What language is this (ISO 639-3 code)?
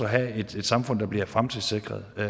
dan